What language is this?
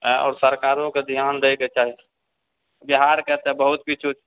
Maithili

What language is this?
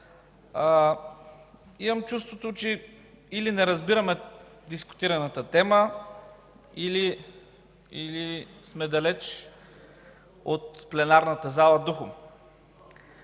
Bulgarian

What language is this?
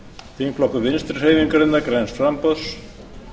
Icelandic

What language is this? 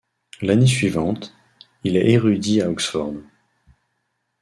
French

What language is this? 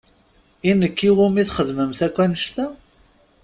Kabyle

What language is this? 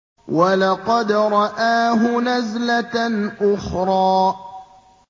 Arabic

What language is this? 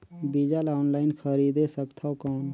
Chhattisgarhi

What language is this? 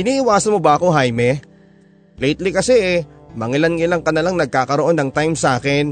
Filipino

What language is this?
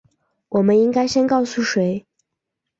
Chinese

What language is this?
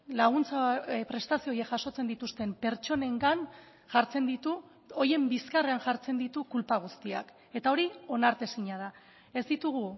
Basque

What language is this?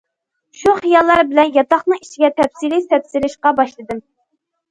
Uyghur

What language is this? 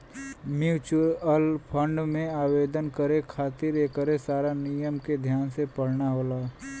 Bhojpuri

